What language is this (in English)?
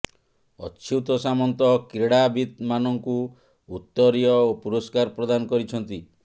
Odia